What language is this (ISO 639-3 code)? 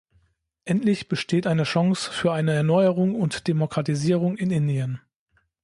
deu